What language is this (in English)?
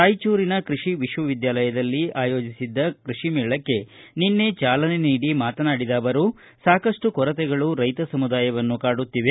Kannada